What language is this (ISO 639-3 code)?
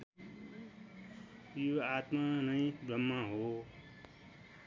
nep